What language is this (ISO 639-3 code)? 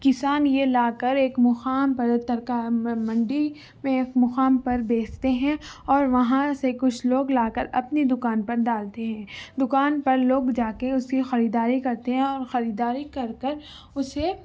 urd